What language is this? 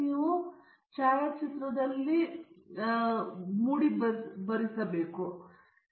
Kannada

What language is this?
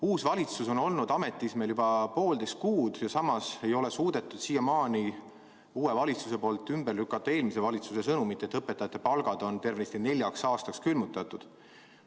Estonian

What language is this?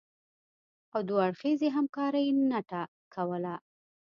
Pashto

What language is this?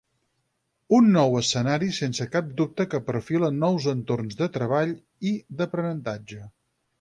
Catalan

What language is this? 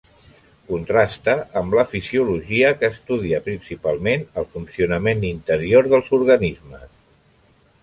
Catalan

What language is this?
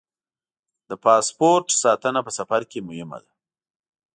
Pashto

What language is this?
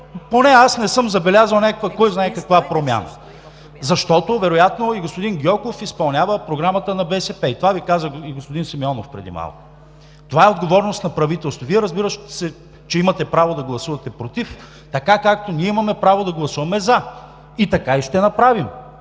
Bulgarian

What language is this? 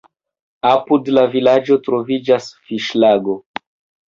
Esperanto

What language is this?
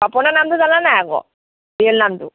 Assamese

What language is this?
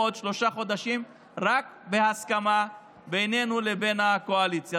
Hebrew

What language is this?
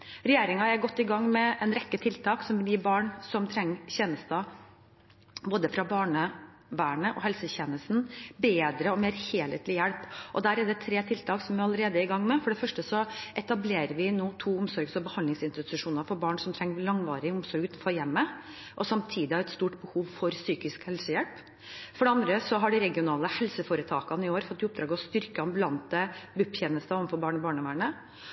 Norwegian Bokmål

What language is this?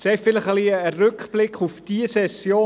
Swiss German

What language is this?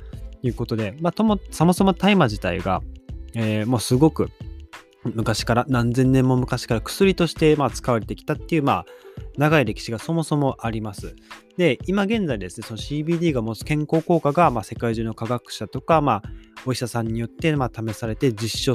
Japanese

